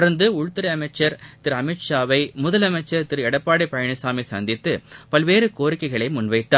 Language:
Tamil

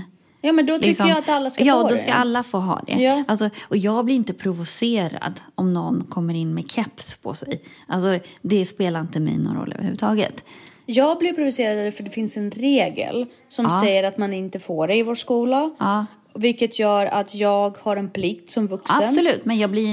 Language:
Swedish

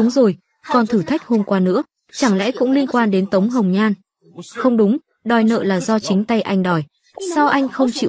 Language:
Vietnamese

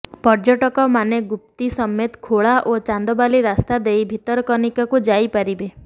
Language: Odia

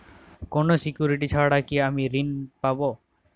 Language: Bangla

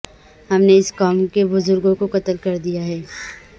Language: Urdu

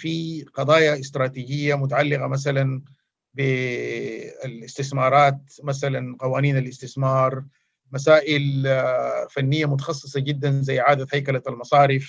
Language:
Arabic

